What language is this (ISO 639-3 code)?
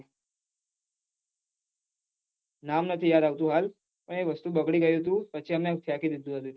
guj